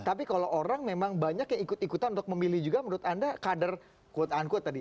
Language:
Indonesian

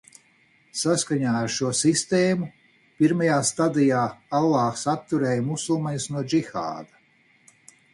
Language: Latvian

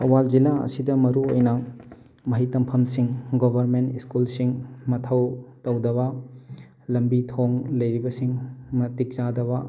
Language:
Manipuri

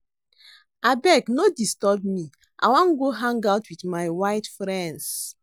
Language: Nigerian Pidgin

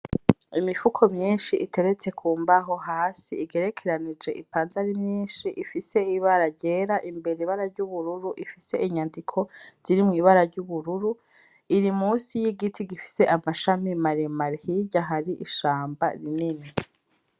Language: Rundi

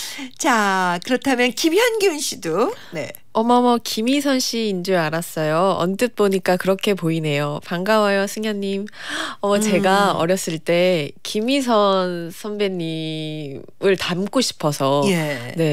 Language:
Korean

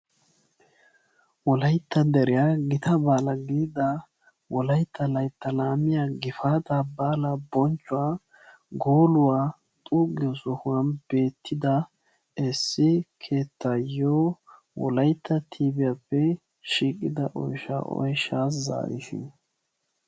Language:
Wolaytta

